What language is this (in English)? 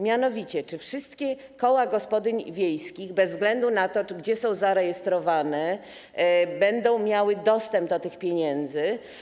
Polish